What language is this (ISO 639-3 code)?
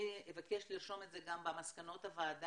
heb